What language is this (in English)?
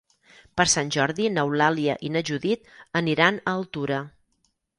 Catalan